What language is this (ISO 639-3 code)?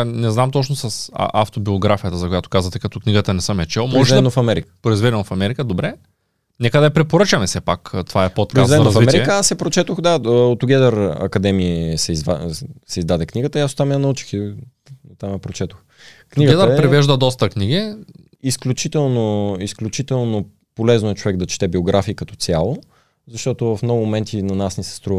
bul